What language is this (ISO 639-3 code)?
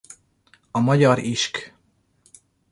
hun